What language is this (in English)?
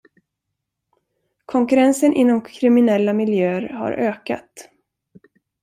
Swedish